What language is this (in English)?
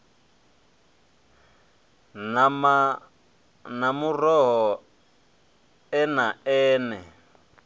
Venda